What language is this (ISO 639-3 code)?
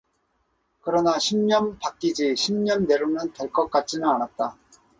kor